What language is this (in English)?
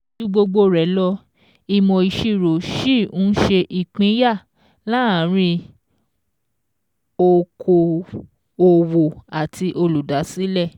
Yoruba